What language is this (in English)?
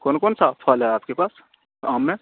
Urdu